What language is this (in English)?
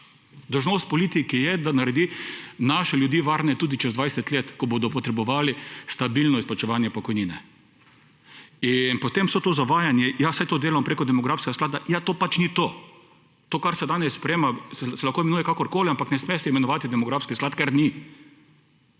Slovenian